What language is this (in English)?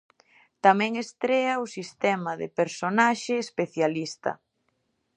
Galician